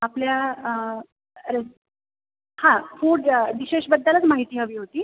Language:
Marathi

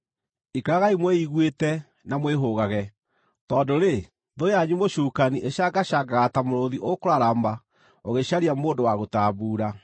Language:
Kikuyu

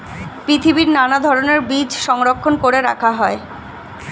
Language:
Bangla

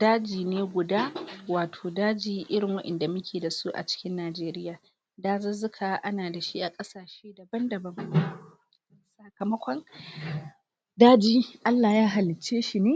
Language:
Hausa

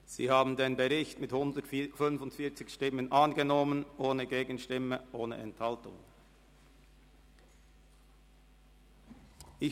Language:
Swiss German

